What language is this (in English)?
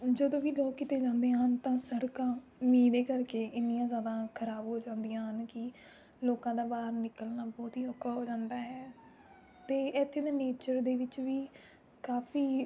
Punjabi